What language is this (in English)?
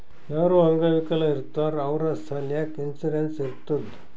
Kannada